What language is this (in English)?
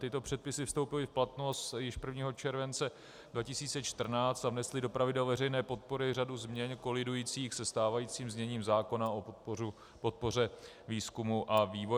Czech